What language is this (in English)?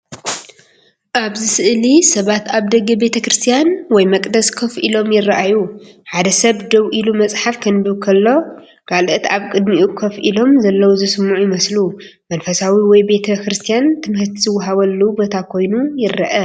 Tigrinya